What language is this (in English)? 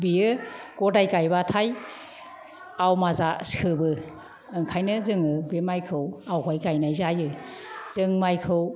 Bodo